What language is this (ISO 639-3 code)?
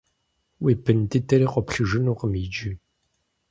kbd